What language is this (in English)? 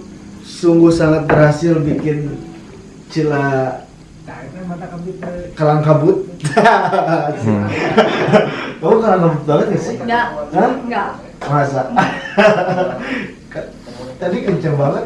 Indonesian